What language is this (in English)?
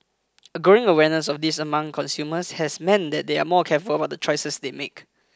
English